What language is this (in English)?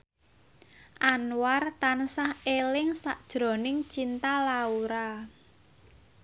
Javanese